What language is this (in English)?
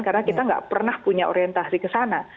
Indonesian